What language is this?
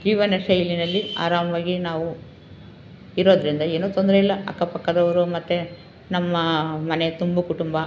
Kannada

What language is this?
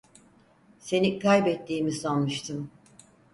Turkish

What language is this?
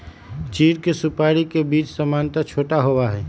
Magahi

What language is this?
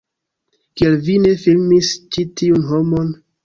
Esperanto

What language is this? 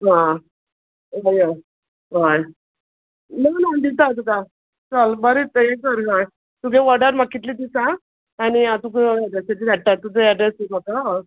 Konkani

